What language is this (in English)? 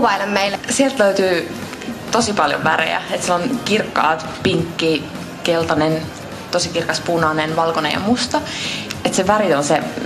Finnish